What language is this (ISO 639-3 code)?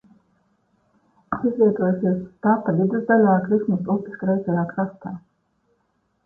lav